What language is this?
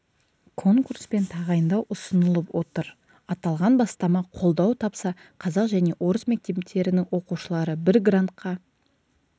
Kazakh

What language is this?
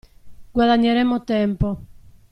Italian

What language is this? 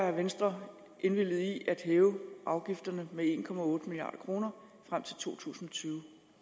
Danish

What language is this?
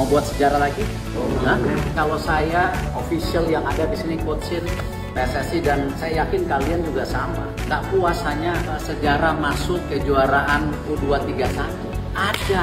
Indonesian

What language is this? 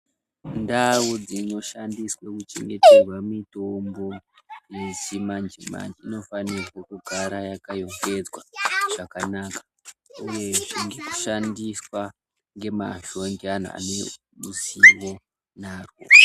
Ndau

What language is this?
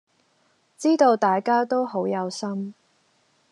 Cantonese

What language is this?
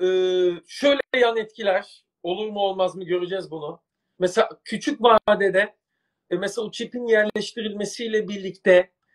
Turkish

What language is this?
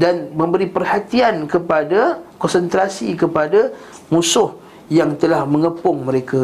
Malay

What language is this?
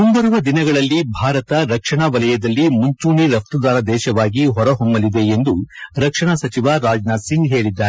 Kannada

